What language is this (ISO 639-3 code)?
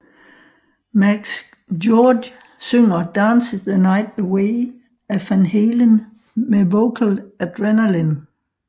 dan